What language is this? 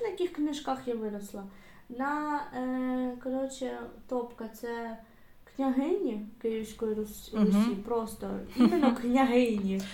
Ukrainian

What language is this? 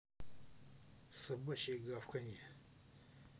Russian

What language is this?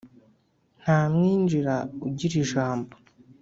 Kinyarwanda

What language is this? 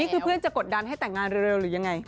Thai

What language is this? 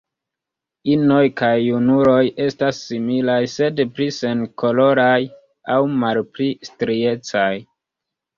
Esperanto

